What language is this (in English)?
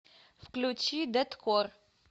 Russian